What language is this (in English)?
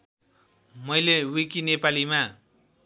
Nepali